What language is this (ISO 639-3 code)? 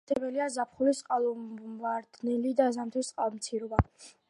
kat